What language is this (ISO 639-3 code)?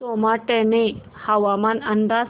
mar